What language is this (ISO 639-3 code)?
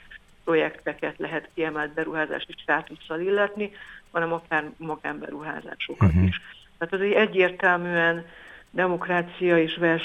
hun